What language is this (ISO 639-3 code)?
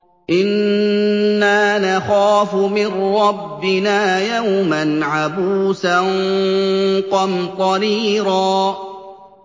ara